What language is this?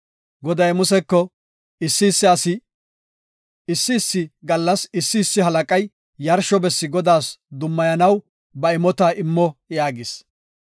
Gofa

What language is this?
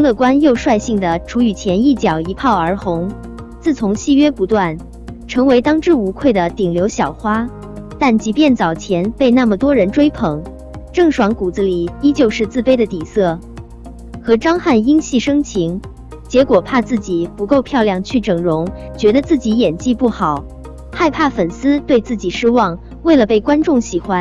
Chinese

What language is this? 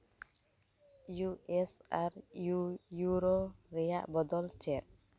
Santali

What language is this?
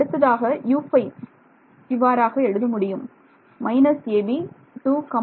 Tamil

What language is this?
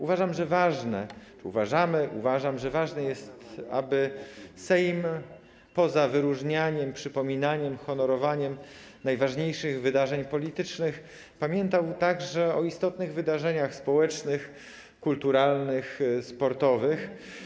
Polish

